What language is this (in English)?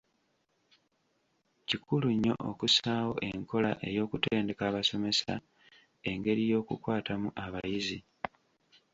Ganda